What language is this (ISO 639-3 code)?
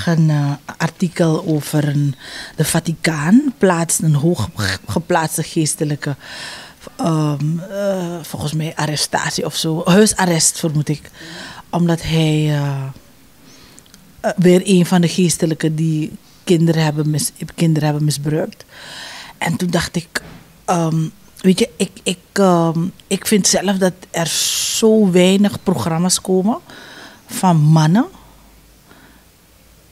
nld